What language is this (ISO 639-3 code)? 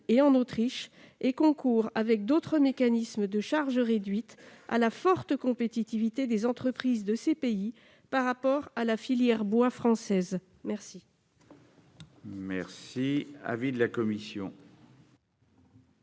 fra